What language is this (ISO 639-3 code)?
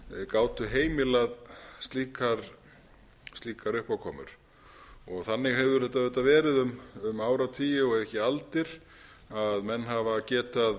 isl